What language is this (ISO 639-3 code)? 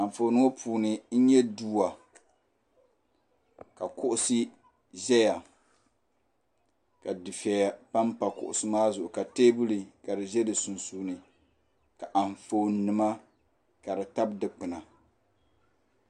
dag